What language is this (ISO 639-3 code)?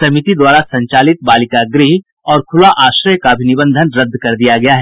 hin